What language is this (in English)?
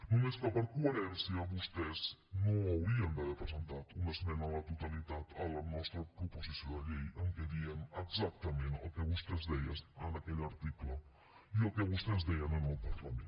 Catalan